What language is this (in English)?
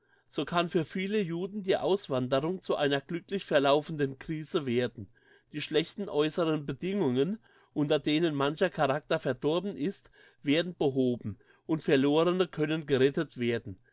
German